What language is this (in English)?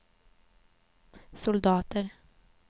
Swedish